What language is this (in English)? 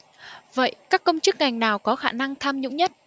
Vietnamese